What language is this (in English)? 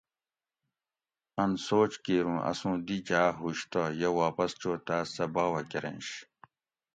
Gawri